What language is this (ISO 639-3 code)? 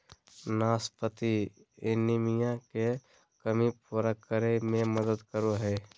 mag